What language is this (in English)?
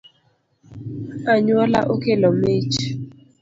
Luo (Kenya and Tanzania)